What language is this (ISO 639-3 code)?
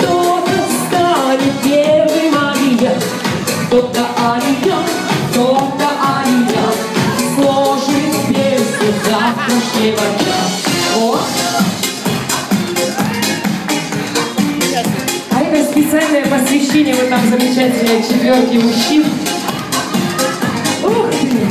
ell